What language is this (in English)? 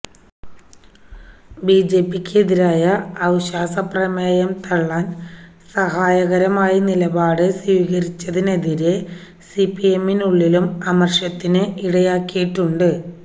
Malayalam